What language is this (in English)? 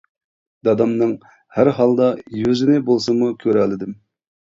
Uyghur